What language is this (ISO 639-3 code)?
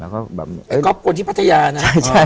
tha